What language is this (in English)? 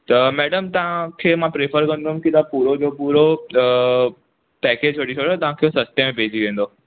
Sindhi